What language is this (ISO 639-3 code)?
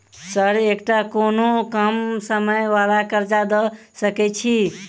mai